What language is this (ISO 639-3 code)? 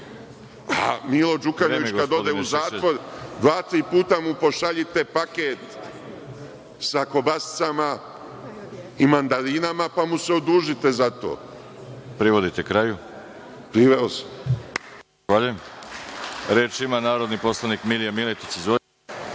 srp